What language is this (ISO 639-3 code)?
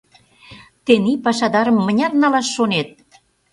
chm